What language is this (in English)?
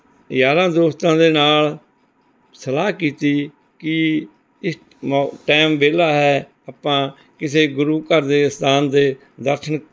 Punjabi